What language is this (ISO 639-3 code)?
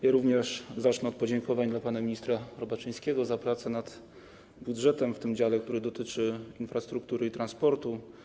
pol